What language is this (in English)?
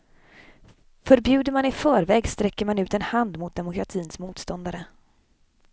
Swedish